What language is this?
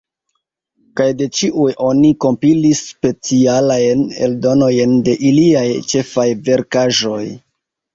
Esperanto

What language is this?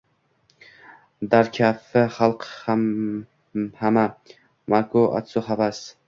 Uzbek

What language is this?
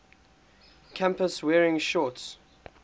English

